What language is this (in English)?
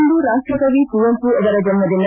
Kannada